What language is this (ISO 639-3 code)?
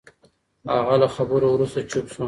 pus